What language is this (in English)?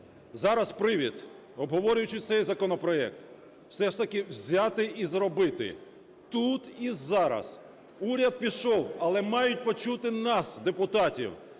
Ukrainian